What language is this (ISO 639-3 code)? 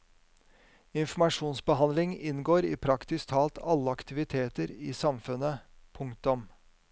nor